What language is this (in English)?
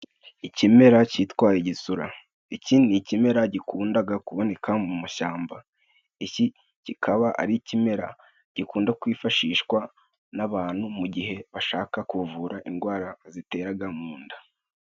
Kinyarwanda